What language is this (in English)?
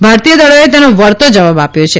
Gujarati